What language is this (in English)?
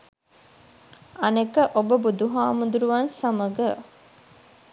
Sinhala